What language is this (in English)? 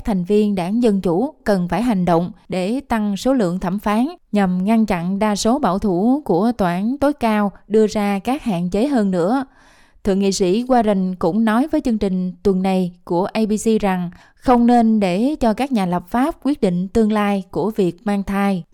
Vietnamese